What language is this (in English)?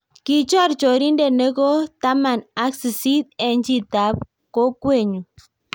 Kalenjin